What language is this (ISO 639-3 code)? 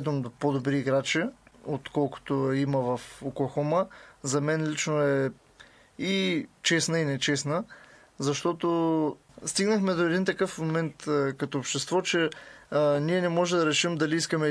bul